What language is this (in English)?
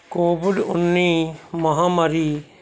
Punjabi